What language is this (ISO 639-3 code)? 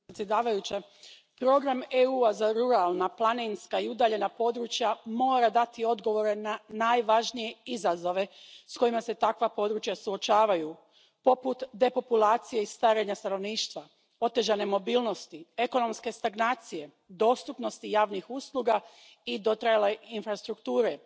hrv